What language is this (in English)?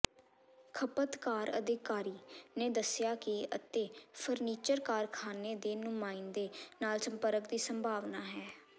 Punjabi